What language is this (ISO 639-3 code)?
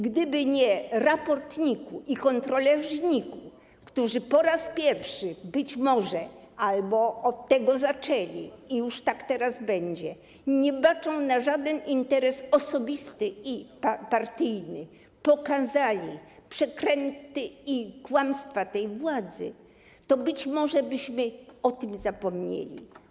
pol